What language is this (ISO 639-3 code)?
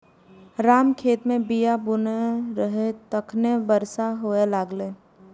mai